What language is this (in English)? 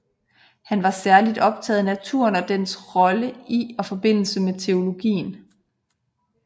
Danish